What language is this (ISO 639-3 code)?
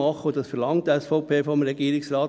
gsw